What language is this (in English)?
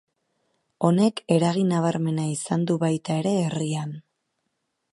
Basque